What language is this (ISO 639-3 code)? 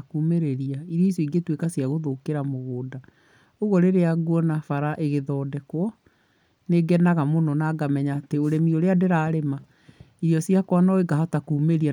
kik